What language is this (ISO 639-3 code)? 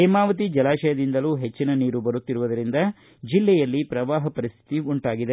kan